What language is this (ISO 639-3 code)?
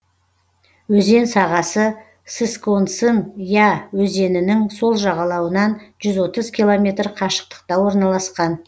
kaz